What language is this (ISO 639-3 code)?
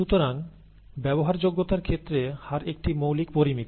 ben